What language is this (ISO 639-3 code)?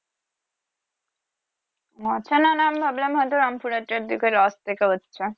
ben